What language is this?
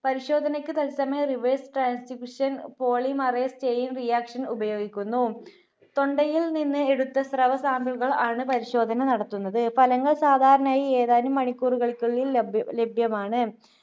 Malayalam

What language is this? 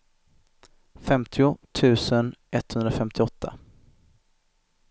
Swedish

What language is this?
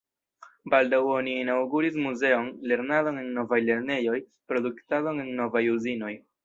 Esperanto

